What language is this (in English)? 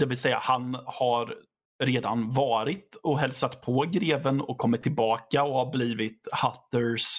Swedish